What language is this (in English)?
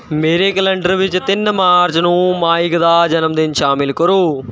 Punjabi